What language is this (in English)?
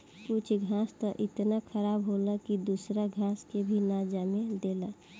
Bhojpuri